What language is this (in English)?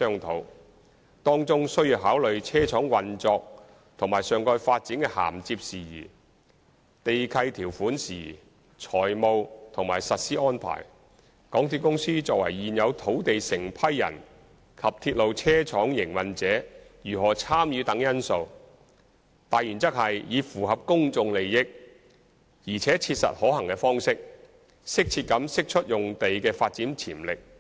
Cantonese